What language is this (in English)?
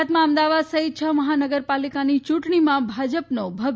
Gujarati